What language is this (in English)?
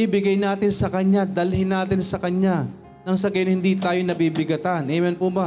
Filipino